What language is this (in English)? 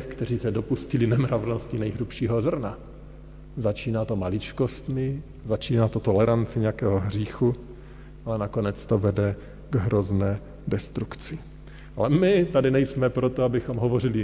Czech